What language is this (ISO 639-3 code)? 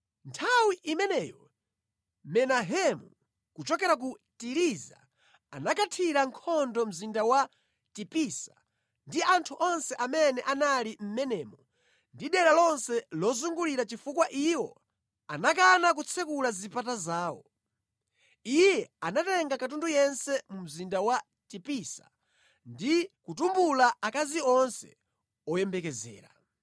nya